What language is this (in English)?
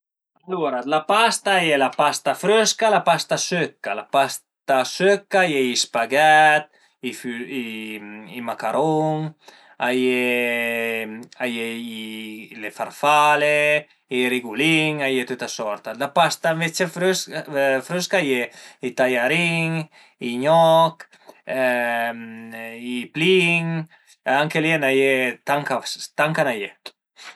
Piedmontese